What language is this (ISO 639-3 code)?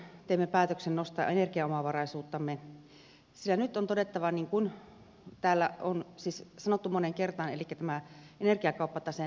fin